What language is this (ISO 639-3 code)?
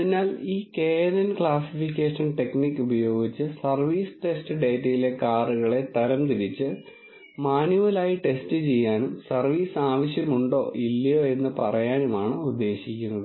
mal